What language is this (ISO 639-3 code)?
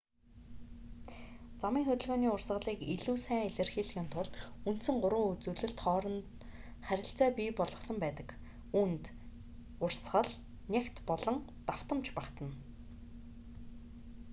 mon